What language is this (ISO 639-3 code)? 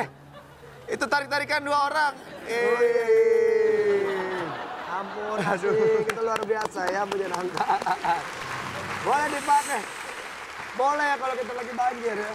ind